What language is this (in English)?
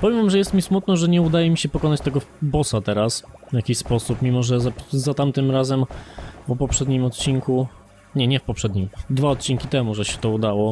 Polish